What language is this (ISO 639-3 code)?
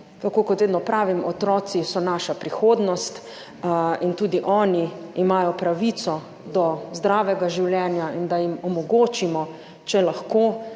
slv